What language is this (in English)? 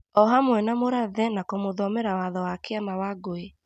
Kikuyu